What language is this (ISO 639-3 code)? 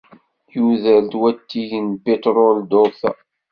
kab